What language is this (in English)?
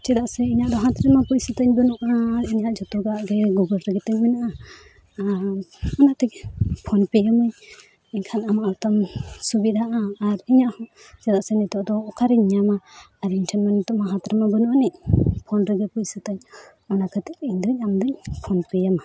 Santali